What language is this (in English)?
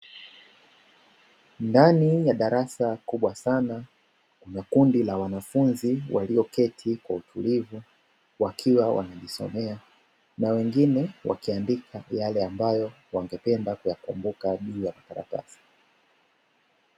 Swahili